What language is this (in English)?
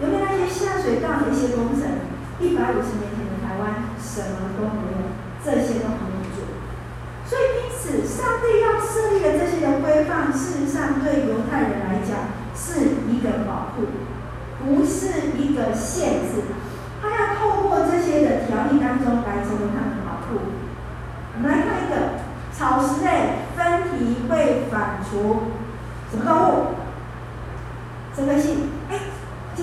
Chinese